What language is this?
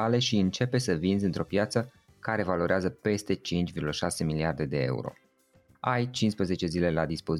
Romanian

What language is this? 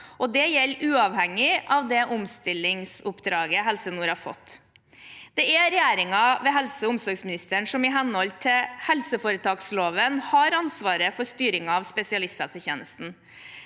Norwegian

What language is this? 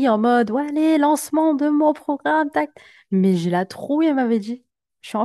French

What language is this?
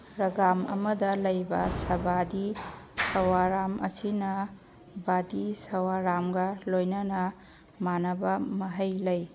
Manipuri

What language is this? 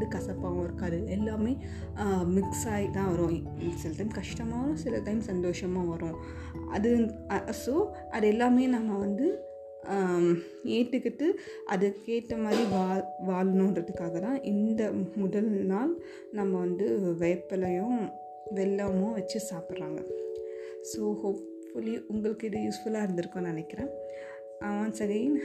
Tamil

